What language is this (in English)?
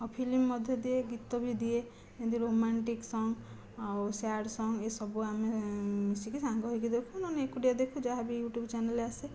Odia